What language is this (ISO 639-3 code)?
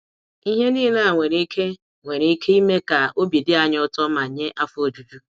ibo